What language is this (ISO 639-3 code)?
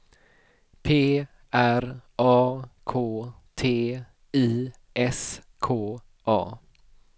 swe